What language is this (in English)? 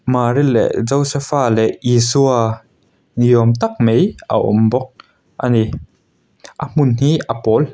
Mizo